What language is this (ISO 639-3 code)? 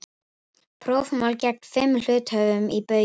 isl